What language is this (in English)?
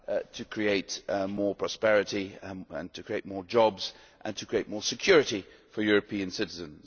English